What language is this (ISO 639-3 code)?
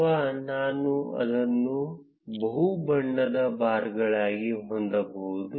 kan